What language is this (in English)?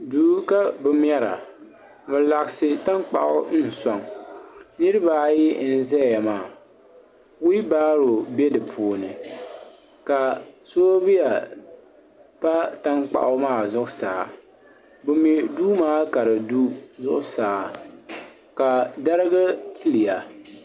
Dagbani